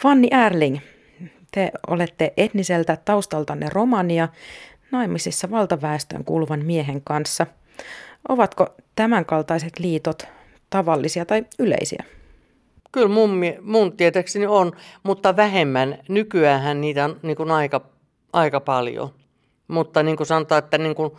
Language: Finnish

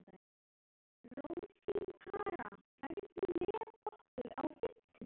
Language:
Icelandic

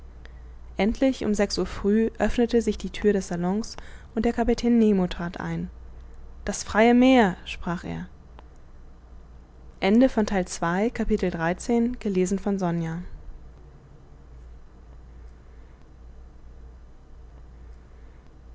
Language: German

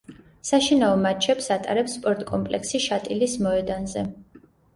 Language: Georgian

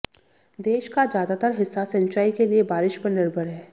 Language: Hindi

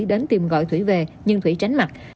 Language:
Vietnamese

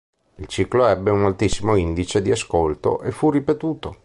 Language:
Italian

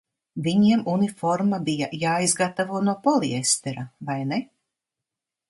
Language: Latvian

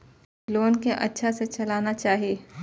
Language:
Maithili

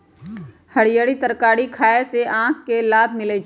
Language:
Magahi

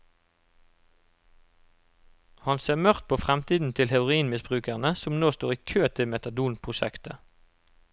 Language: Norwegian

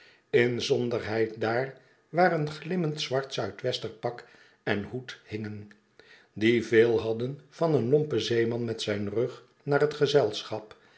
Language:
Dutch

